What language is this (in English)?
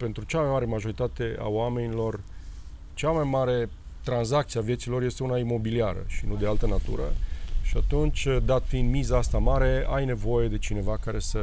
Romanian